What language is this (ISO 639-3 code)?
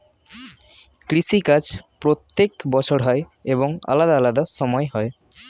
ben